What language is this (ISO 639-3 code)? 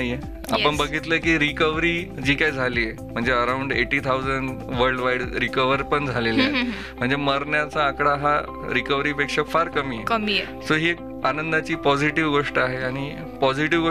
mar